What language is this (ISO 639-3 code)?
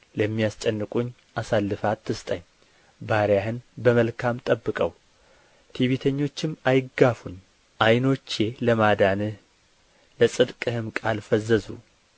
amh